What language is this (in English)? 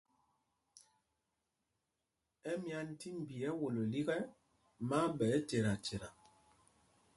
Mpumpong